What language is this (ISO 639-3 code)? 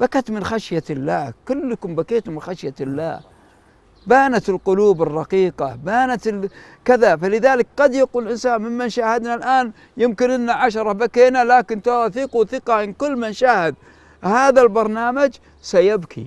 ara